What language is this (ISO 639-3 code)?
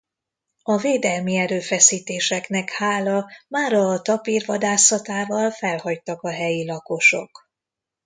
hun